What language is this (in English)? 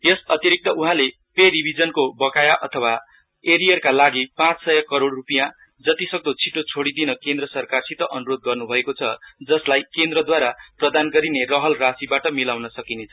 Nepali